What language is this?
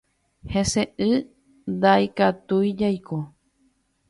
Guarani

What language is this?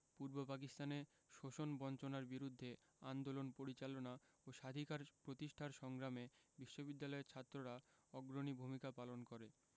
Bangla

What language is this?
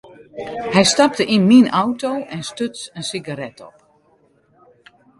Western Frisian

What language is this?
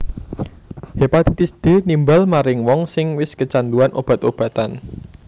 Javanese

